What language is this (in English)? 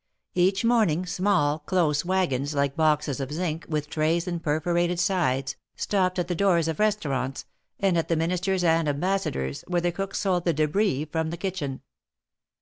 English